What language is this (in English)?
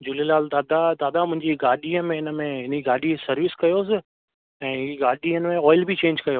Sindhi